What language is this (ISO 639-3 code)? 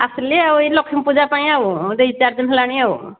ori